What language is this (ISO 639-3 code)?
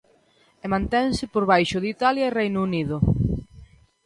glg